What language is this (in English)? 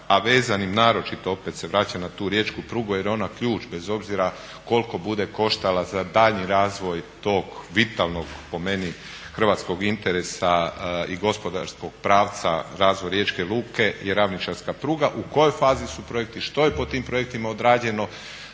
Croatian